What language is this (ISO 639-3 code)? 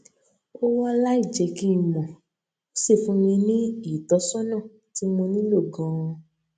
yor